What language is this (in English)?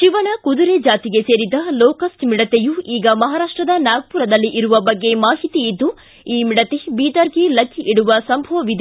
Kannada